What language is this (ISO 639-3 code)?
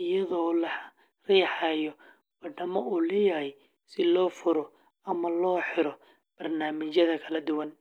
som